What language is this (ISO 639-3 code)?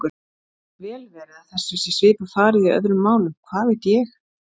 isl